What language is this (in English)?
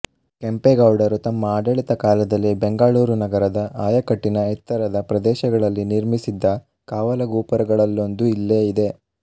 Kannada